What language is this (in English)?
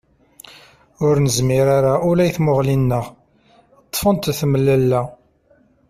Kabyle